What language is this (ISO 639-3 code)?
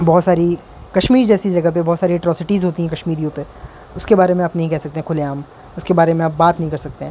urd